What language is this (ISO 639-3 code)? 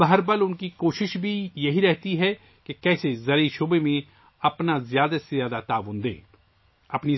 urd